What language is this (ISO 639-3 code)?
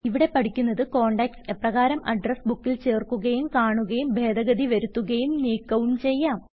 mal